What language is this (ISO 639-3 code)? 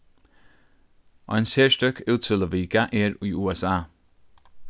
fao